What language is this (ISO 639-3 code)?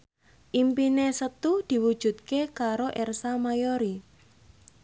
jav